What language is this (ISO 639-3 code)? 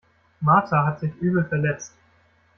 deu